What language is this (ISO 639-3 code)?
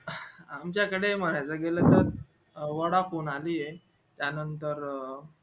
mar